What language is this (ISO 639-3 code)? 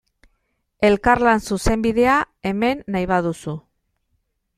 eus